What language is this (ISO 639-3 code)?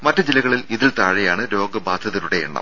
mal